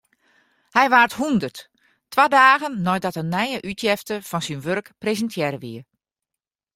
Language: Western Frisian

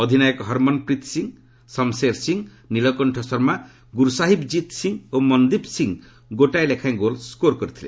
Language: Odia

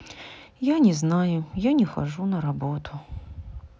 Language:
Russian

